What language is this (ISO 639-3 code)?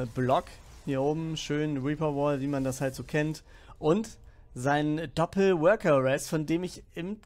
deu